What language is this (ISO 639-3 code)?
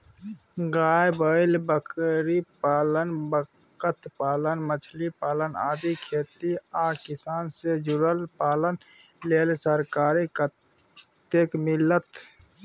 mai